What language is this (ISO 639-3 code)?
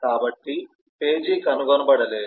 tel